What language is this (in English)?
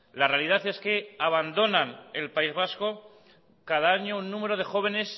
Spanish